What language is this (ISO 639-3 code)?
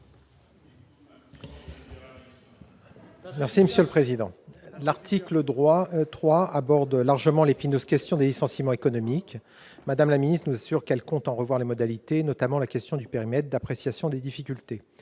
fra